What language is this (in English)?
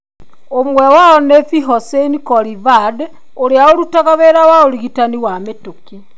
Kikuyu